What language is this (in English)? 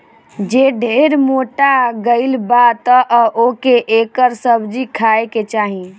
Bhojpuri